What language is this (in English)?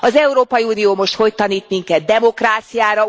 Hungarian